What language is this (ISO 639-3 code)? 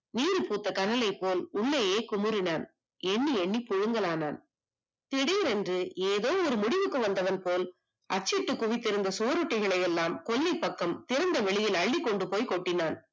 tam